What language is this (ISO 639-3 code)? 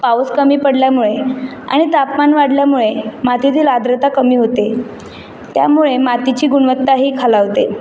mar